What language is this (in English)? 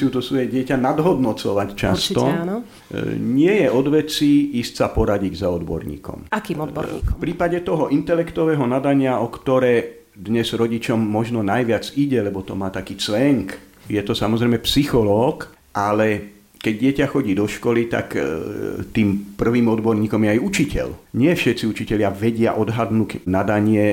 Slovak